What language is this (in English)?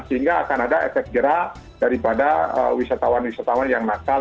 Indonesian